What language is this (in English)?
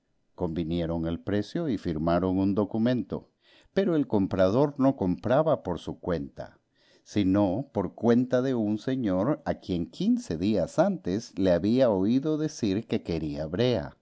Spanish